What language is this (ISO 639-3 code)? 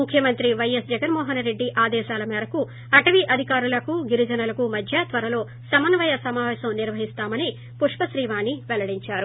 tel